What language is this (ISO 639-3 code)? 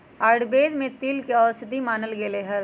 mag